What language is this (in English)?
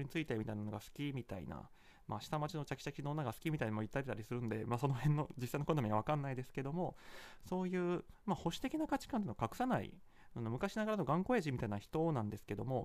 Japanese